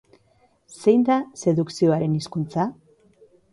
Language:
Basque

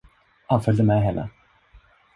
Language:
Swedish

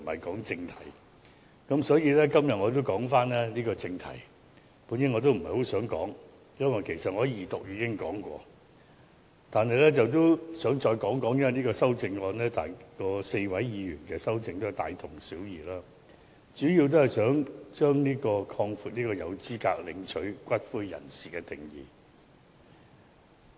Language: Cantonese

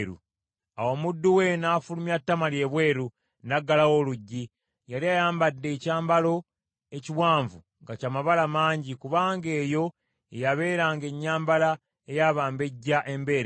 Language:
Ganda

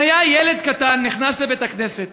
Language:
Hebrew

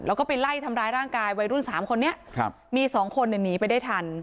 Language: Thai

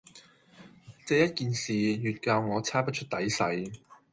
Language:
Cantonese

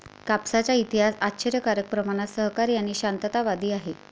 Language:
Marathi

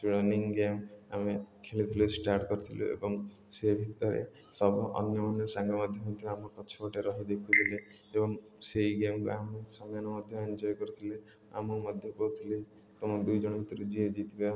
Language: Odia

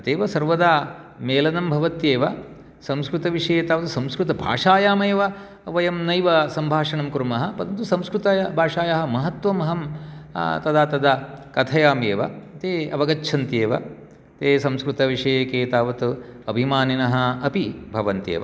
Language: Sanskrit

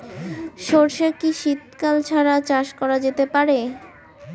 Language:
Bangla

